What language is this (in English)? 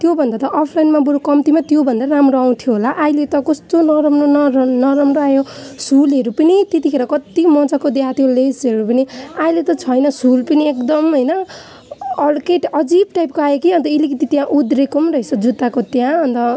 Nepali